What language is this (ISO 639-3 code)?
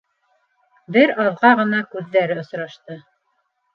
bak